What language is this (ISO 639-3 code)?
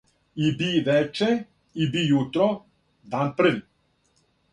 srp